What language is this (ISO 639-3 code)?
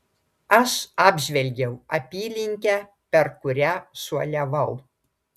lit